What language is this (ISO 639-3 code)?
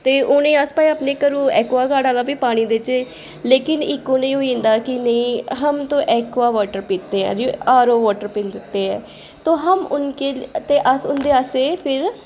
doi